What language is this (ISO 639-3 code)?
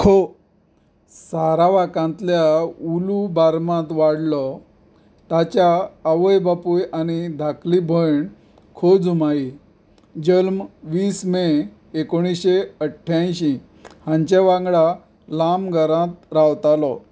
kok